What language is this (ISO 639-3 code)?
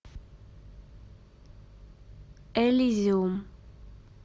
rus